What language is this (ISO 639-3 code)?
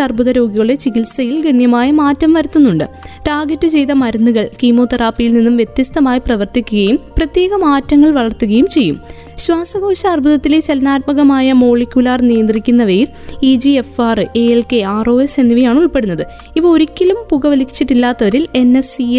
mal